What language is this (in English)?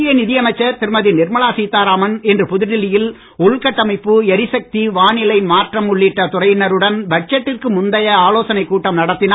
Tamil